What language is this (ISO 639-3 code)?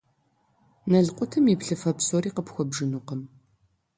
kbd